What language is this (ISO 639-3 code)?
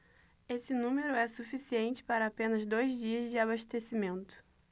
por